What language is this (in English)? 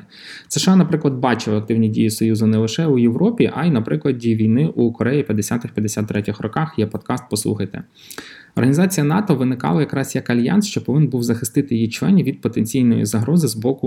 Ukrainian